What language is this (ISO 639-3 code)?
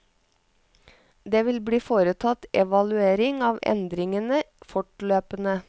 nor